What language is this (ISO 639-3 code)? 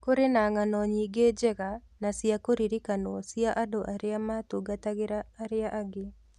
kik